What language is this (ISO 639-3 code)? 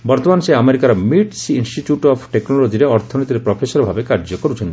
ori